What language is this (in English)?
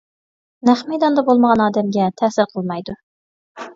Uyghur